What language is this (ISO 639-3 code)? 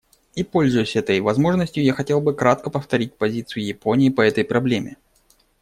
rus